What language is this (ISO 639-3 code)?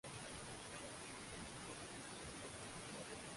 swa